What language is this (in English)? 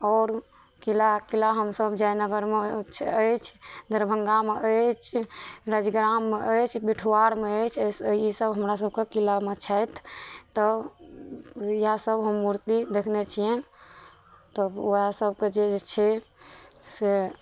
Maithili